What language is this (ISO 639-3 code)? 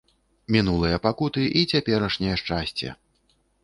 bel